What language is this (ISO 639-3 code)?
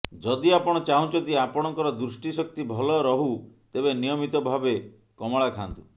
ori